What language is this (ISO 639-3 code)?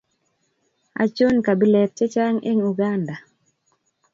kln